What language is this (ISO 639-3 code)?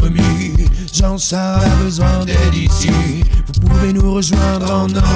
fra